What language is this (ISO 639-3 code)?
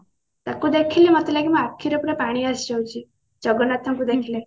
ori